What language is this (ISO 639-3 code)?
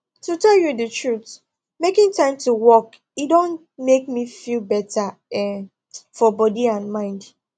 pcm